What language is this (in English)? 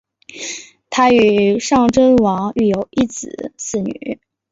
Chinese